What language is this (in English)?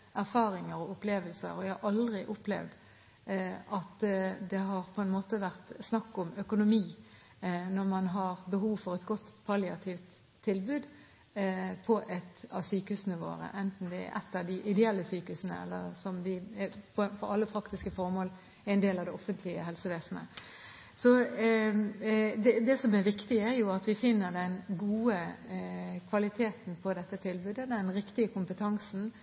Norwegian Bokmål